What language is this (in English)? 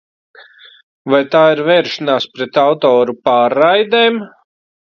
Latvian